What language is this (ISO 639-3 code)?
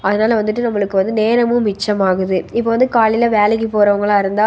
tam